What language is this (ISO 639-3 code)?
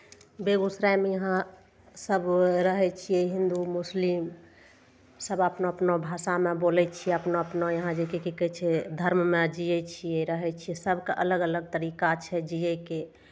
mai